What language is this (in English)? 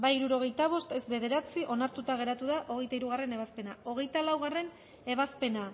Basque